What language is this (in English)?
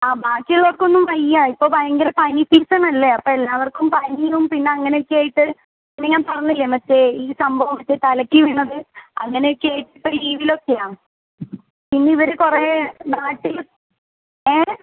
Malayalam